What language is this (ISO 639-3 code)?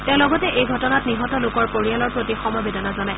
asm